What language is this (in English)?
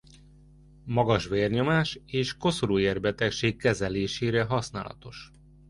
Hungarian